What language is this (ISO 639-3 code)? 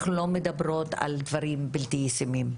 heb